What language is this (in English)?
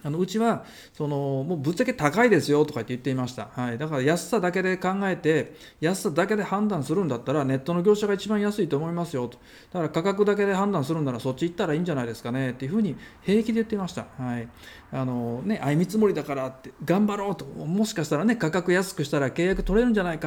Japanese